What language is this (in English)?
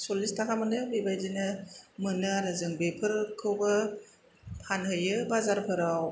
Bodo